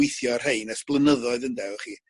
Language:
Welsh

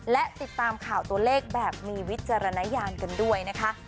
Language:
Thai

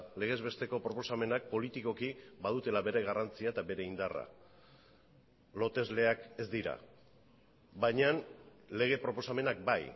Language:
Basque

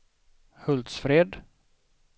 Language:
Swedish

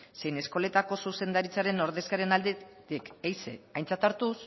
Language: Basque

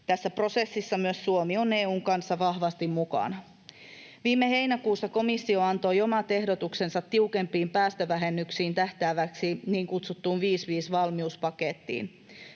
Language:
Finnish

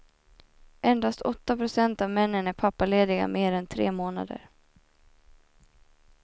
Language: Swedish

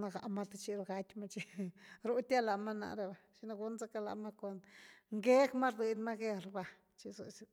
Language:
Güilá Zapotec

